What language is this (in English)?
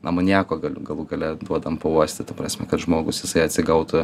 Lithuanian